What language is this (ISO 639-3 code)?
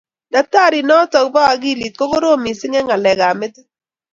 kln